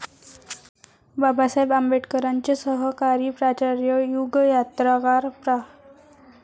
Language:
Marathi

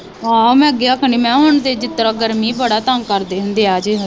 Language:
Punjabi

